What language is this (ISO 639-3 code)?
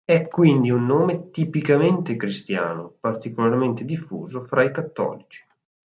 ita